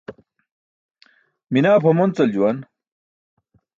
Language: Burushaski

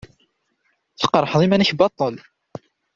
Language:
Kabyle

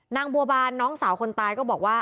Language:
Thai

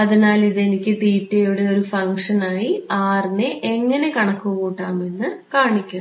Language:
Malayalam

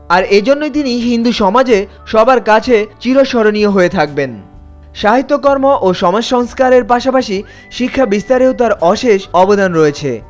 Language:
Bangla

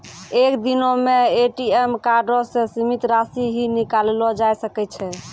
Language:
Maithili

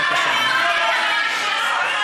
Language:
Hebrew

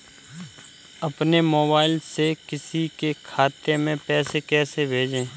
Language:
Hindi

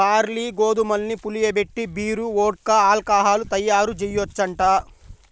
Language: Telugu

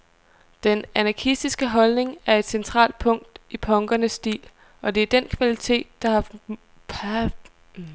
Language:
Danish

